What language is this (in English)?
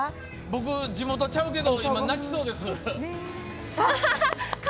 Japanese